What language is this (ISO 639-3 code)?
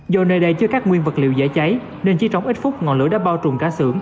vie